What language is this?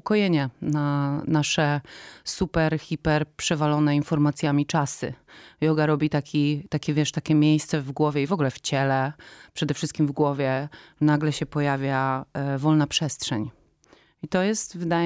Polish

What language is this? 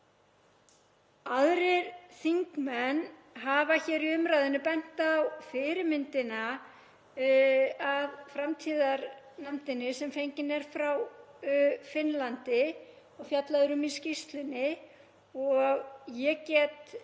Icelandic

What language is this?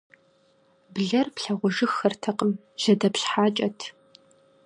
Kabardian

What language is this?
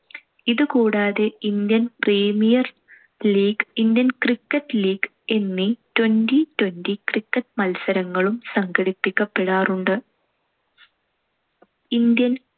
Malayalam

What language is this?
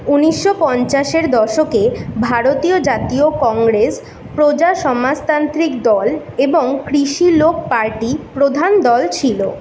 Bangla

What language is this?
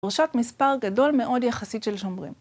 Hebrew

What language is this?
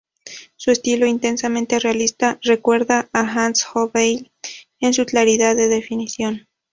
Spanish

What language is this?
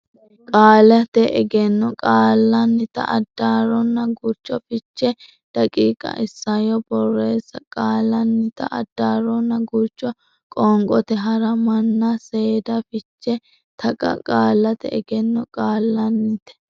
Sidamo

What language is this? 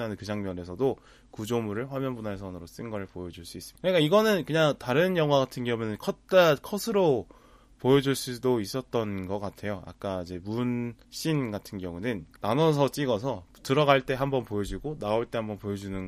Korean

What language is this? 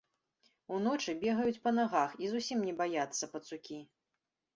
Belarusian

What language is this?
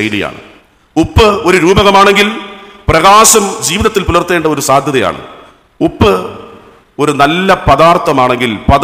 Malayalam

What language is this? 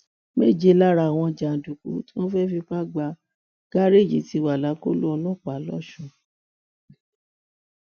Yoruba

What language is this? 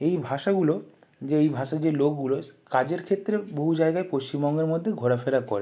Bangla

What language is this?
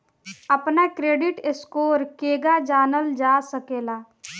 Bhojpuri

